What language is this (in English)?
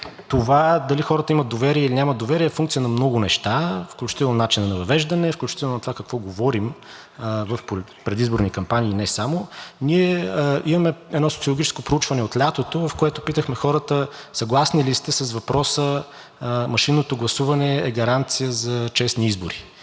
Bulgarian